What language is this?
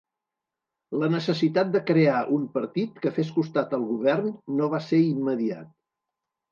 Catalan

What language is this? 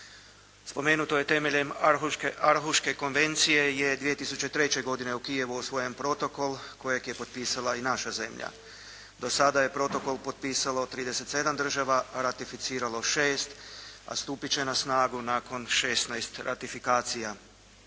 Croatian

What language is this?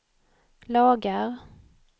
Swedish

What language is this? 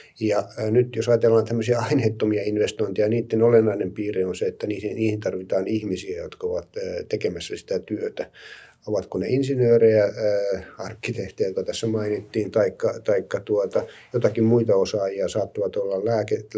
Finnish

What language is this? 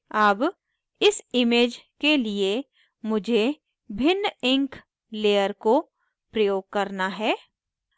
Hindi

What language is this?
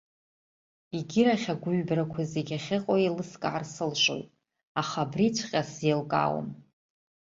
Abkhazian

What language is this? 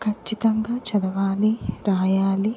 Telugu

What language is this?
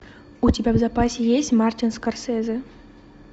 Russian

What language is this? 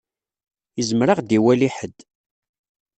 Kabyle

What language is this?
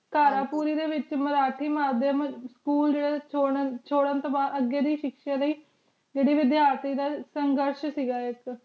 Punjabi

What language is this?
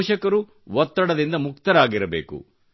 Kannada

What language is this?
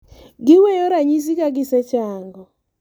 Luo (Kenya and Tanzania)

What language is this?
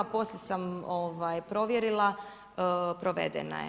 Croatian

